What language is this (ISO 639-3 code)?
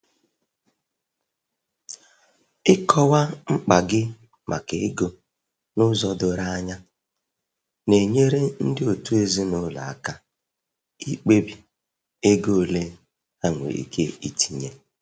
ibo